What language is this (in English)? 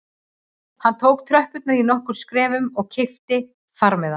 Icelandic